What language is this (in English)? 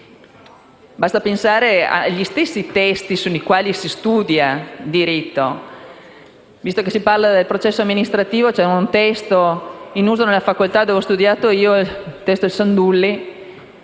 Italian